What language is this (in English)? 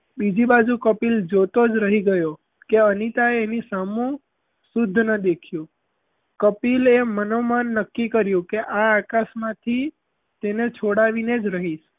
Gujarati